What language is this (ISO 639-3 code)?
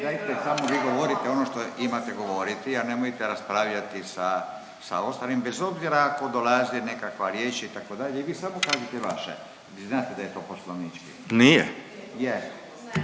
hrv